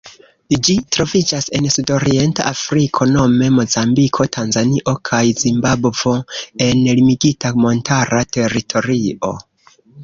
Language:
Esperanto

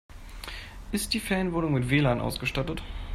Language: German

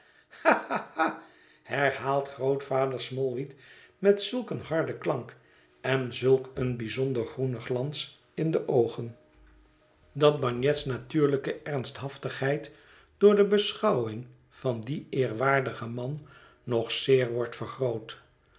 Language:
Dutch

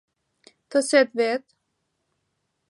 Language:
Mari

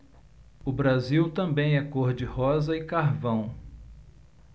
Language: Portuguese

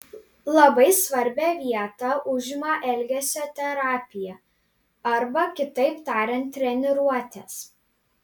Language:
Lithuanian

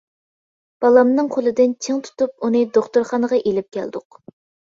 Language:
Uyghur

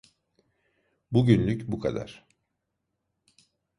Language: Turkish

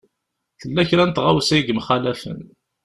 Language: Kabyle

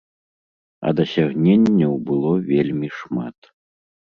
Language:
Belarusian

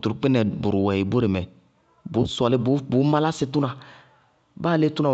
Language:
Bago-Kusuntu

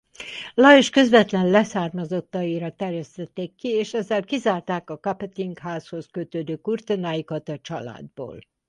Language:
Hungarian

